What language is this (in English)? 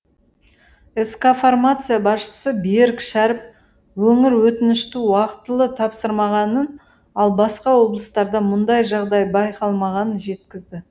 Kazakh